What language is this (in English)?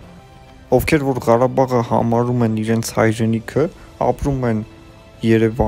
Romanian